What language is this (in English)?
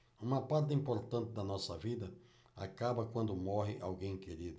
Portuguese